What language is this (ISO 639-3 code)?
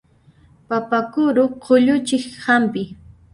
qxp